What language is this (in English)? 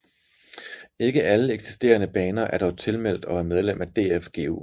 Danish